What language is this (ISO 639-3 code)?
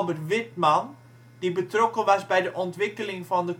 nld